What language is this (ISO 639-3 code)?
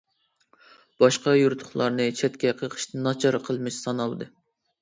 uig